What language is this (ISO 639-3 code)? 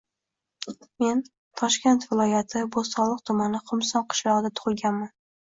uzb